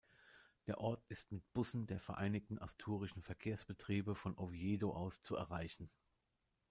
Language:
German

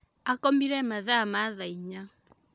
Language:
Kikuyu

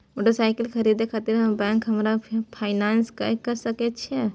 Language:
Maithili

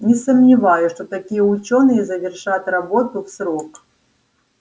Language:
Russian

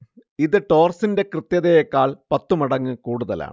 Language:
Malayalam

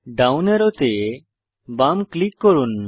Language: Bangla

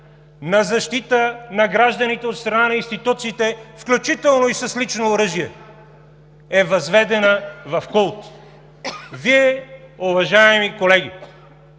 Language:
Bulgarian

